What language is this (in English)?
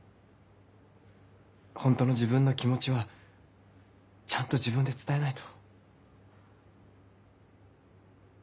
Japanese